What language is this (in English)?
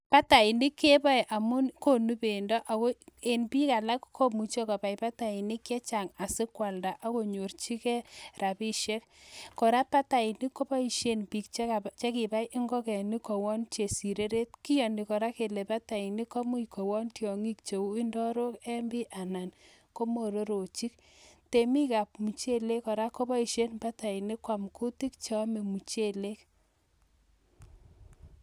Kalenjin